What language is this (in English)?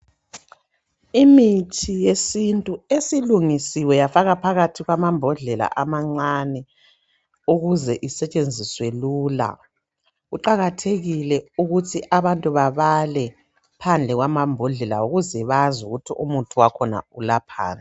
North Ndebele